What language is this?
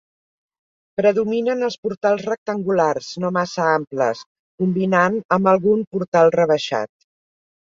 Catalan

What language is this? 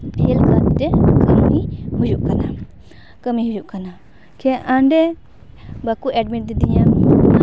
Santali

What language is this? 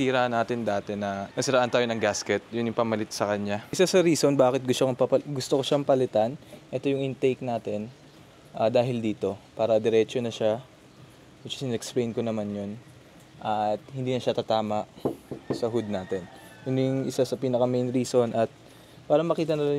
Filipino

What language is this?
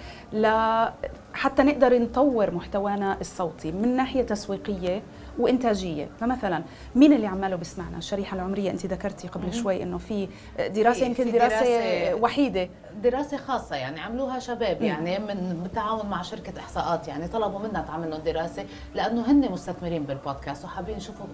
Arabic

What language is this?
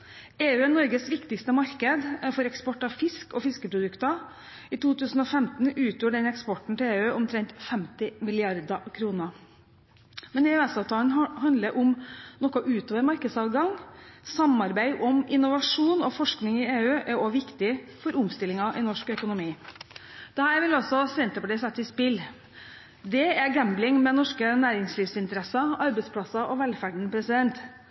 Norwegian Bokmål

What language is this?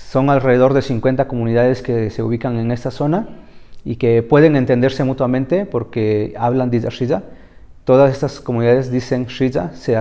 Spanish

